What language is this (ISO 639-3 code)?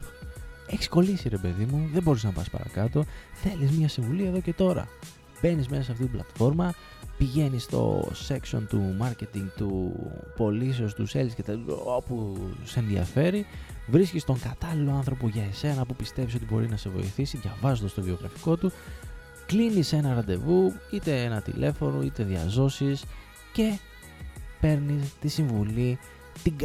ell